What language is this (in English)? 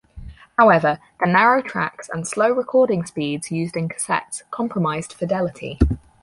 English